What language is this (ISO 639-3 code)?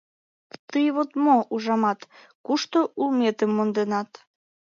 chm